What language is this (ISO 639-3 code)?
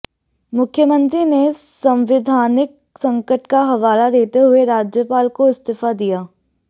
hin